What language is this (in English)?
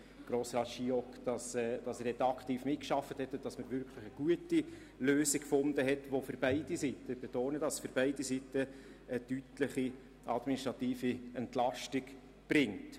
Swiss German